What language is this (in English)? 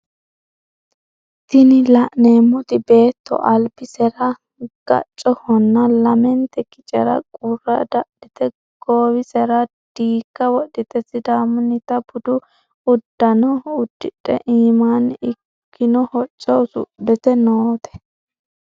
Sidamo